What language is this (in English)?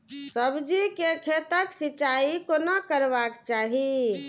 Maithili